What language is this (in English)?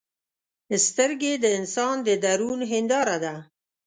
Pashto